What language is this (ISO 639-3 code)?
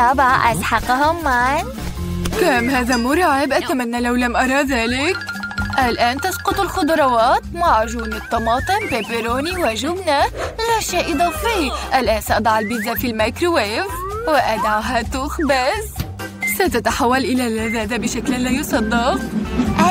ara